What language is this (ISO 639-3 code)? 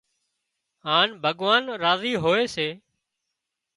kxp